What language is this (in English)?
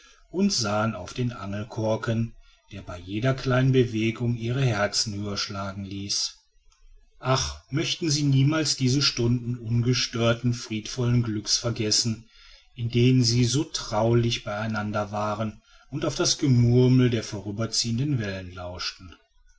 German